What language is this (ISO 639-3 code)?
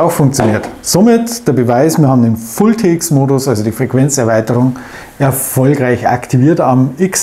deu